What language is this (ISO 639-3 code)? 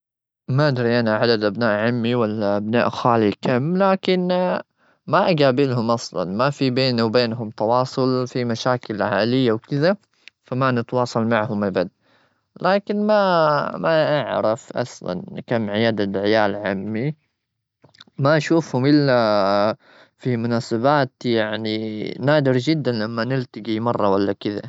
afb